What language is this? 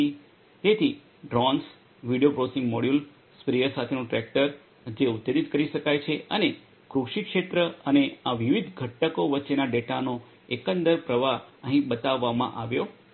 Gujarati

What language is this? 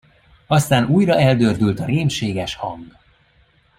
Hungarian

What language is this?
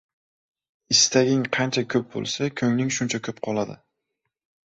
Uzbek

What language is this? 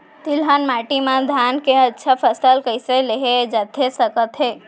Chhattisgarhi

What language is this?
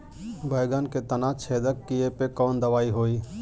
Bhojpuri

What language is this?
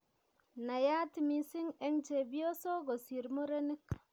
Kalenjin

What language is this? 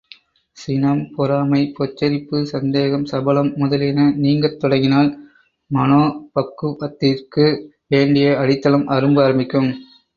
Tamil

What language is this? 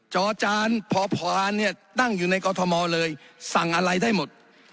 Thai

